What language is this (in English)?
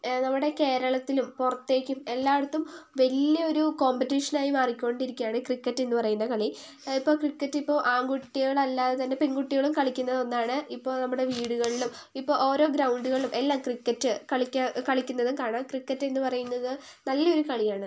Malayalam